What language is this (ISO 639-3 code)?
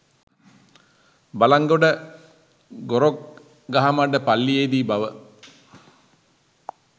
sin